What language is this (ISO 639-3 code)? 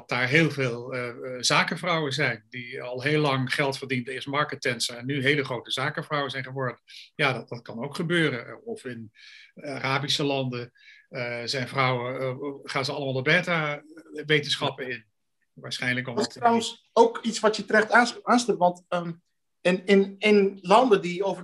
nld